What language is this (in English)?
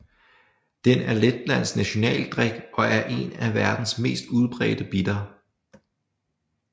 Danish